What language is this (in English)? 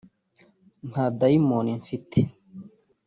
Kinyarwanda